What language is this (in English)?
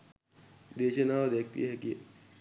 Sinhala